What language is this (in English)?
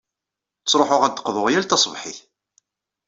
Kabyle